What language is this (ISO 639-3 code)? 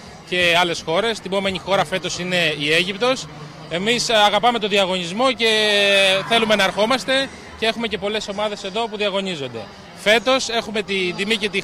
ell